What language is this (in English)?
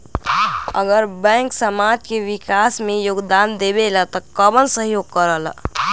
Magahi